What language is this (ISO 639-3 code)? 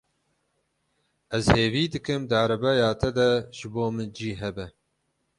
kur